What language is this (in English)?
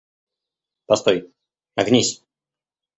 Russian